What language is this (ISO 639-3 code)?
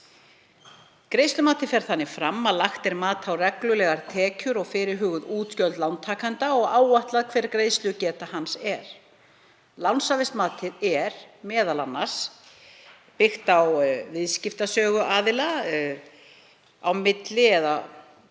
isl